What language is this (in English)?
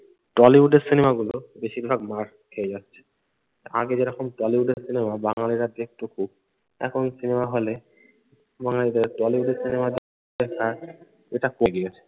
Bangla